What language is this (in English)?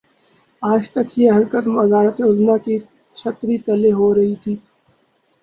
Urdu